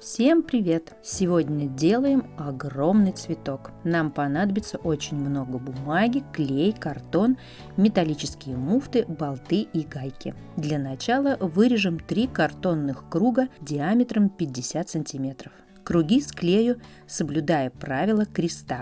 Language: Russian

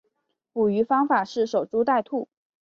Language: Chinese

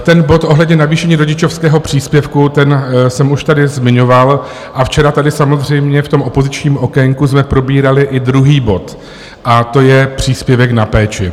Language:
Czech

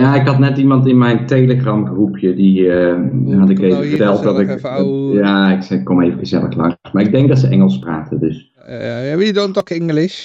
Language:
Dutch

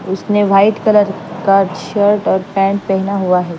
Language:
Hindi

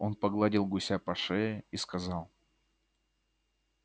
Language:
Russian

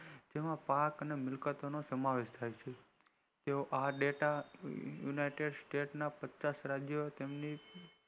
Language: Gujarati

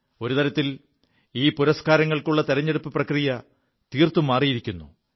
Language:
Malayalam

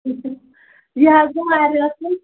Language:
Kashmiri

